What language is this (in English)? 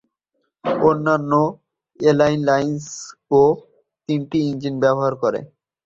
Bangla